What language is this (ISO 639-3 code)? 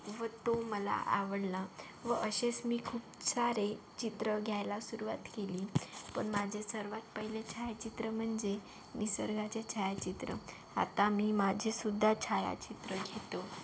mar